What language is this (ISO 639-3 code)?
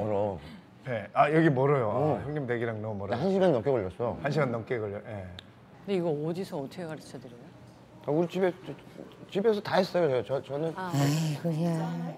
kor